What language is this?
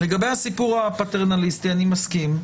Hebrew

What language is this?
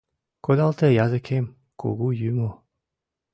Mari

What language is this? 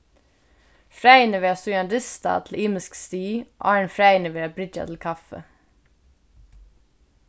Faroese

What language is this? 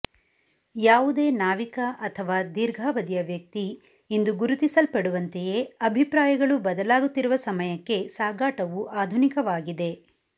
Kannada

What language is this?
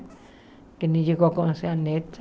Portuguese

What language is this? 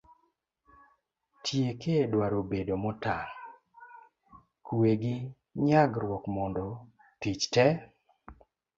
Luo (Kenya and Tanzania)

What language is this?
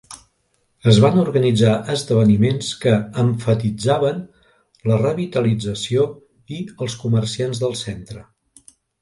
Catalan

